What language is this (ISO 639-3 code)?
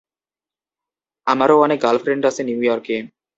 ben